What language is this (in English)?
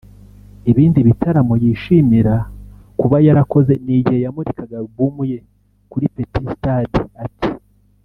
Kinyarwanda